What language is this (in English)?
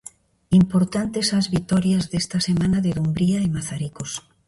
Galician